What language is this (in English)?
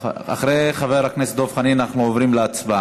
Hebrew